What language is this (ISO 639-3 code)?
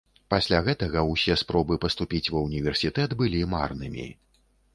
bel